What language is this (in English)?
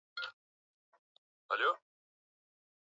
Swahili